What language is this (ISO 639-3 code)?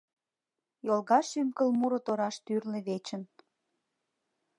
chm